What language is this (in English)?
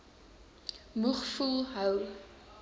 Afrikaans